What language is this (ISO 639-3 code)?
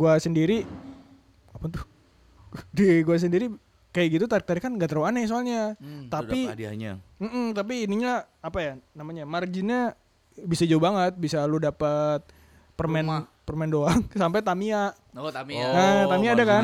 ind